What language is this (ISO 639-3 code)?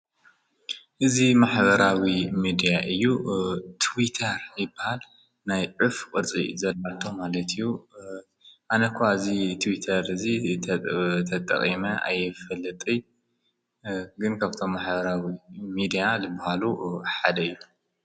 tir